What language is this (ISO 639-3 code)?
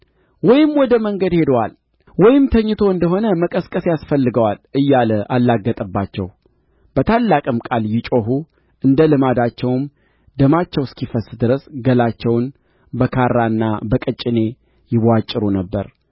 amh